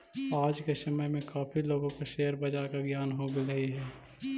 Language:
Magahi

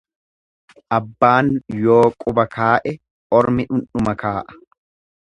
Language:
Oromo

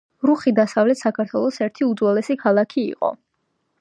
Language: Georgian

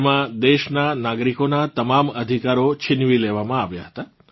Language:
Gujarati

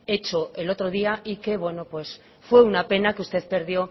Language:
Spanish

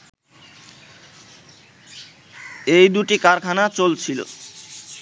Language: Bangla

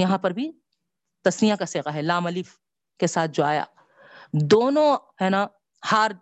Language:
Urdu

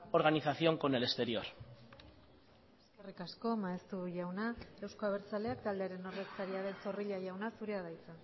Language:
Basque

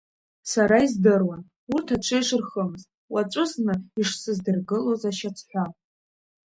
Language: Abkhazian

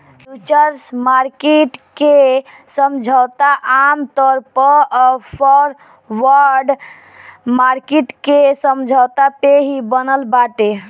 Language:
Bhojpuri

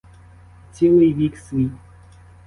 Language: Ukrainian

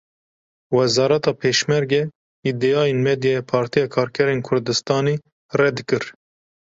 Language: Kurdish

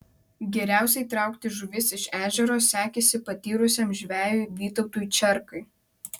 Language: Lithuanian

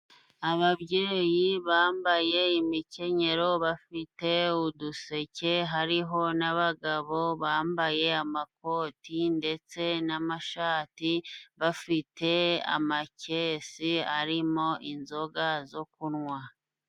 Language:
Kinyarwanda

